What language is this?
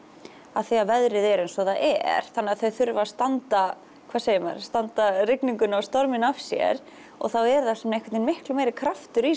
Icelandic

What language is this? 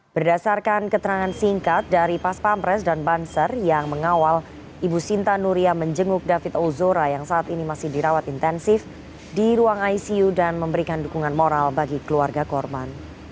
Indonesian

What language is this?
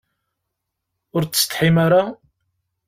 Kabyle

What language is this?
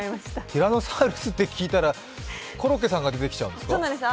Japanese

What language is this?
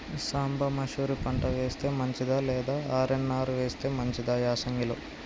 Telugu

